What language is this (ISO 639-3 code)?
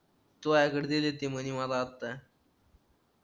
mar